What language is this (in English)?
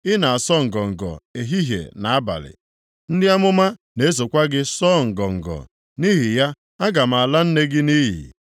Igbo